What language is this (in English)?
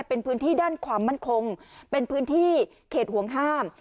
Thai